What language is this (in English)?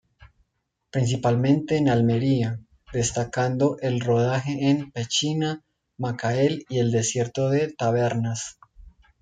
Spanish